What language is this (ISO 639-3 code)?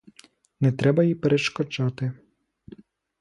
ukr